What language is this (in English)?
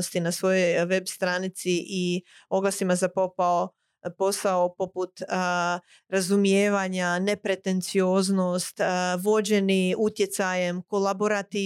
Croatian